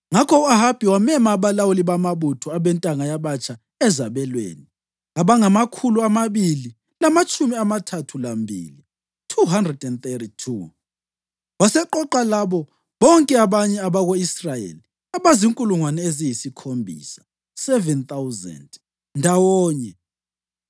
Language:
North Ndebele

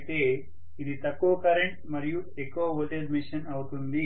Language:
Telugu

